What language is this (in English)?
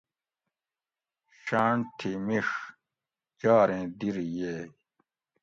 Gawri